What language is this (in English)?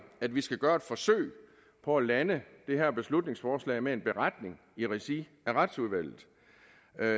Danish